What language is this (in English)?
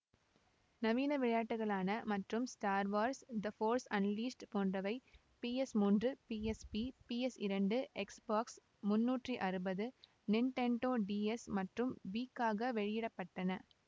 Tamil